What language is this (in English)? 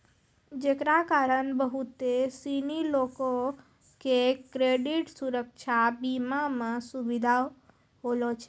Maithili